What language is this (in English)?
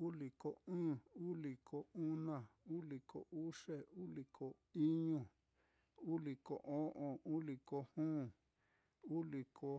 Mitlatongo Mixtec